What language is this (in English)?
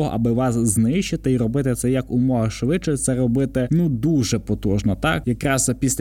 Ukrainian